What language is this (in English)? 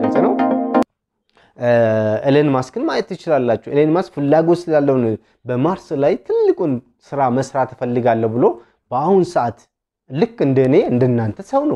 Arabic